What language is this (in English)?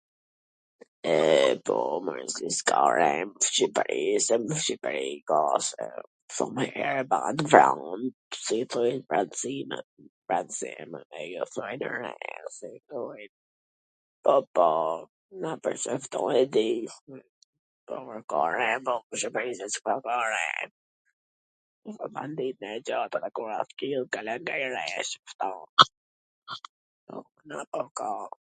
Gheg Albanian